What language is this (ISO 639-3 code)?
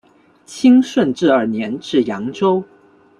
zho